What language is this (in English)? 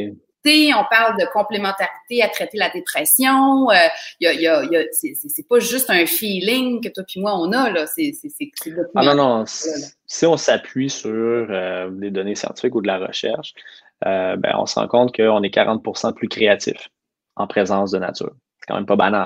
French